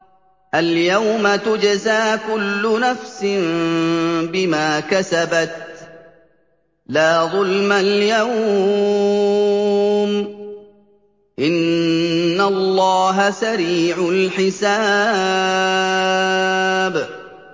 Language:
Arabic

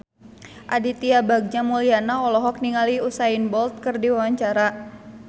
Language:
Sundanese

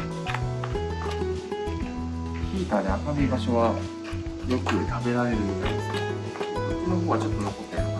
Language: Japanese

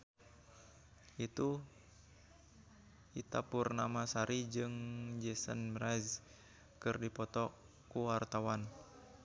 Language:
Sundanese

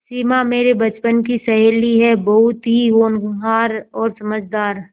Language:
Hindi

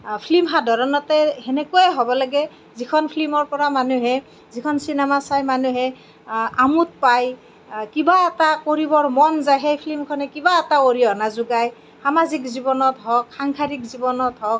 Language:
Assamese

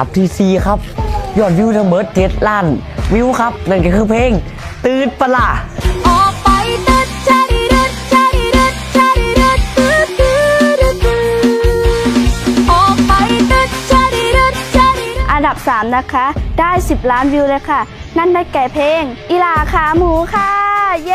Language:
Thai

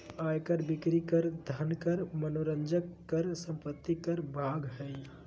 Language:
Magahi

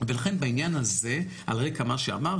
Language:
Hebrew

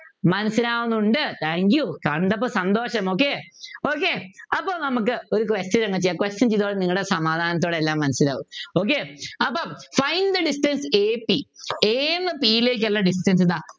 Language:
Malayalam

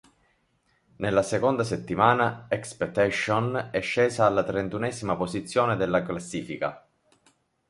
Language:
Italian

